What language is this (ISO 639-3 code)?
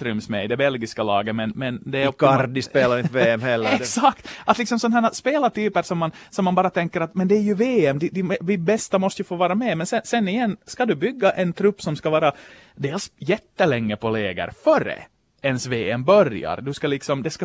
swe